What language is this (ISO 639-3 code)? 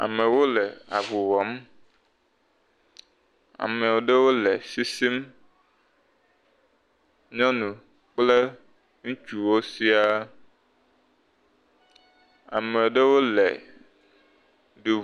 ewe